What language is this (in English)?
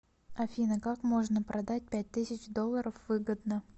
Russian